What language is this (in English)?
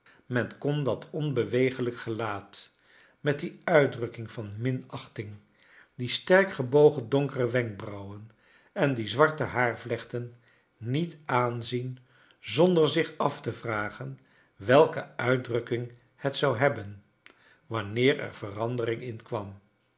Dutch